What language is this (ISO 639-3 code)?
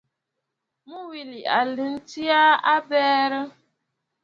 bfd